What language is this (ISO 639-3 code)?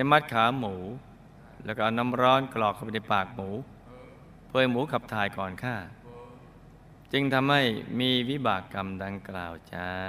tha